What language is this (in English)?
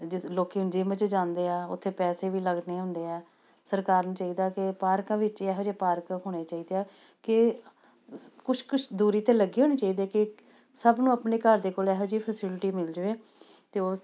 Punjabi